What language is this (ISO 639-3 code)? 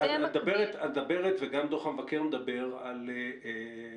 heb